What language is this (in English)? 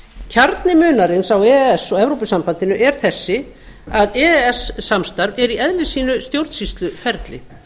Icelandic